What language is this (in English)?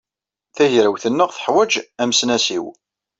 Kabyle